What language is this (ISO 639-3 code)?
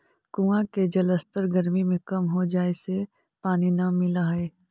mag